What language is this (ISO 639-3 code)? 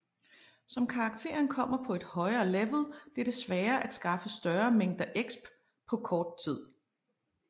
dan